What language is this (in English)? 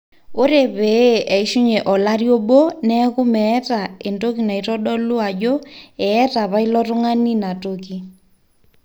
Masai